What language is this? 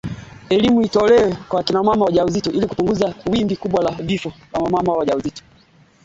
Swahili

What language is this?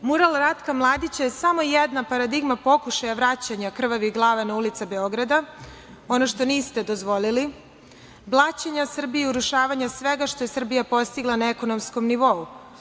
Serbian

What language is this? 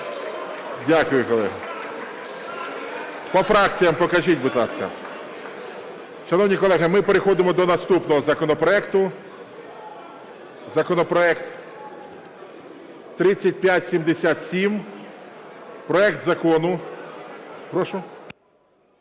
Ukrainian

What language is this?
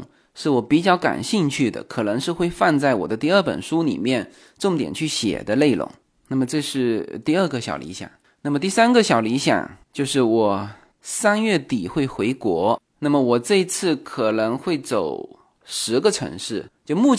Chinese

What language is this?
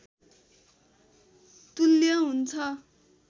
Nepali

